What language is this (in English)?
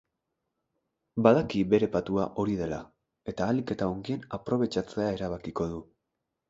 Basque